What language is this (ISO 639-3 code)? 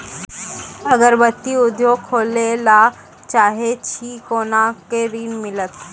mai